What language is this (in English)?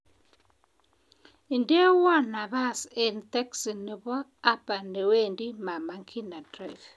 Kalenjin